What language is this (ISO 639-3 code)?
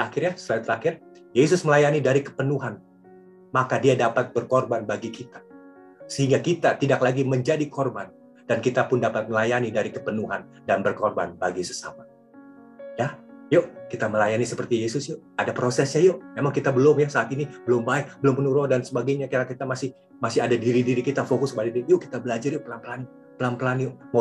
ind